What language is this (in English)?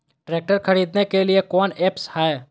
Magahi